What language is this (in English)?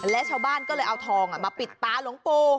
Thai